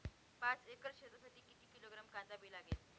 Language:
Marathi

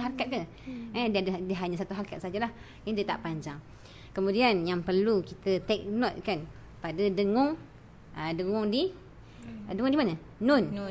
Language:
Malay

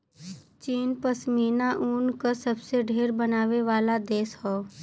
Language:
Bhojpuri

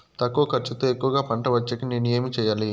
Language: Telugu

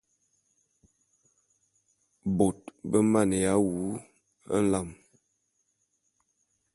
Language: Bulu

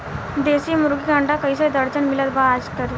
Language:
Bhojpuri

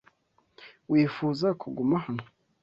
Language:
Kinyarwanda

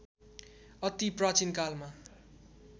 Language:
Nepali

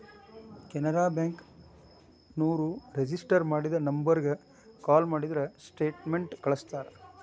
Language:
Kannada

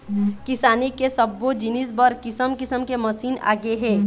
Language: Chhattisgarhi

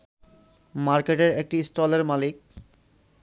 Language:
Bangla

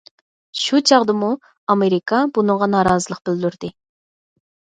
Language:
Uyghur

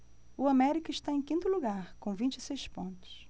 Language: Portuguese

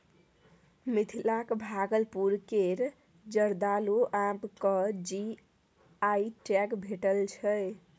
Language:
Maithili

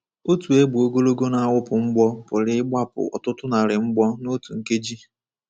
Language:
Igbo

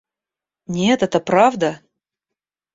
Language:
Russian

